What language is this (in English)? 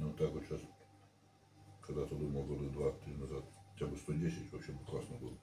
Russian